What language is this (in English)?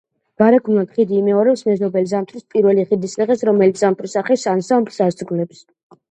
Georgian